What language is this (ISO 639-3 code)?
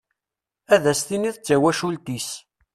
kab